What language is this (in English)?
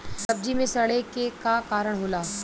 Bhojpuri